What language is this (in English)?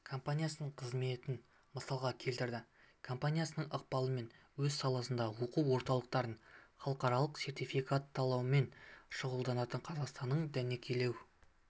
Kazakh